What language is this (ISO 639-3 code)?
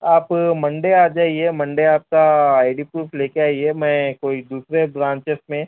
urd